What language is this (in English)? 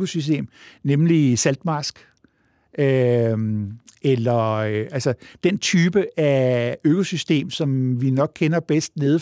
Danish